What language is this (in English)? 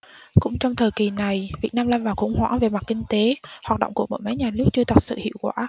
Vietnamese